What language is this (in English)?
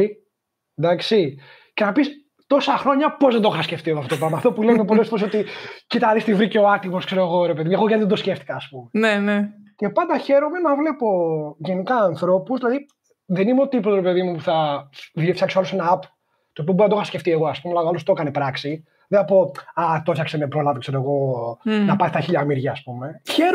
Greek